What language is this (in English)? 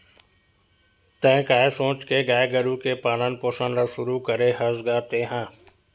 Chhattisgarhi